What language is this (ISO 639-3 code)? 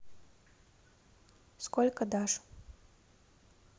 rus